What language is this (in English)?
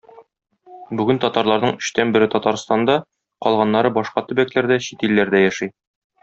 Tatar